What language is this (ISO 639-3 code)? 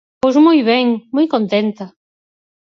glg